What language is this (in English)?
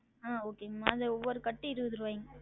Tamil